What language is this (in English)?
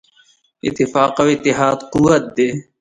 Pashto